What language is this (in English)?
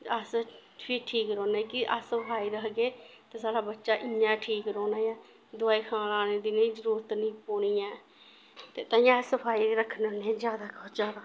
Dogri